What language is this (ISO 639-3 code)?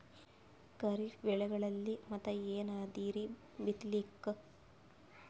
kan